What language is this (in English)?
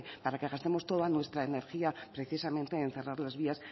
Spanish